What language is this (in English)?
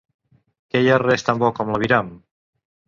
Catalan